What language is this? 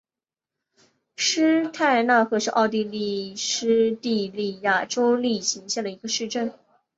Chinese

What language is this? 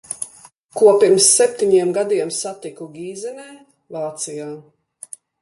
Latvian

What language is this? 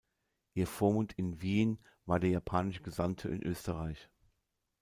German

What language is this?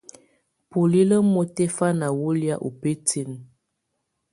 Tunen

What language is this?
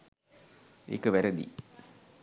Sinhala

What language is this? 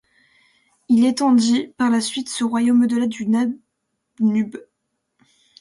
French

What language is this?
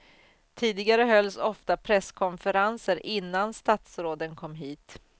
Swedish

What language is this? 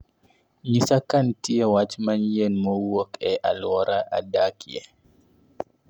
Luo (Kenya and Tanzania)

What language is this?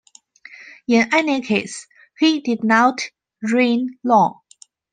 English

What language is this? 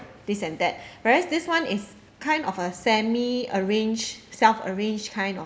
English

